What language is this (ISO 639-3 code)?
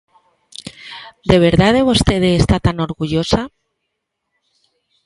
glg